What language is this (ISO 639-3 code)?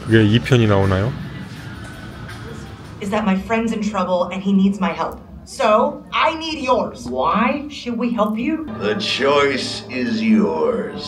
kor